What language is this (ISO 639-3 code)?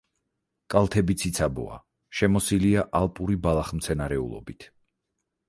kat